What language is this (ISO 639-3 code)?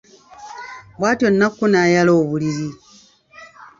lug